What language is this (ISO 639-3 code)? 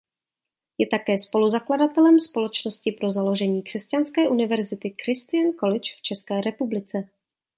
ces